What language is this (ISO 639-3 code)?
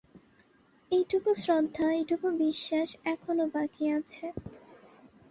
ben